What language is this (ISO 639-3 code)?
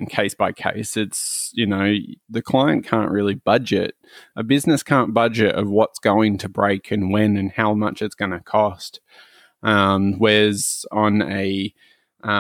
eng